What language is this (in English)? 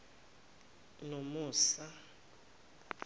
Zulu